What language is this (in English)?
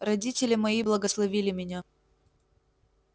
Russian